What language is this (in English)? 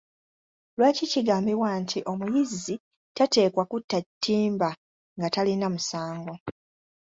Ganda